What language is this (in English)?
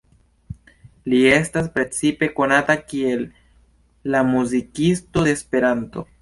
Esperanto